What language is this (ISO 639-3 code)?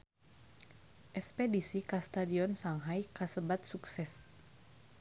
sun